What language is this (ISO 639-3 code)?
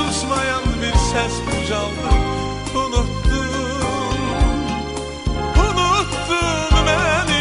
tur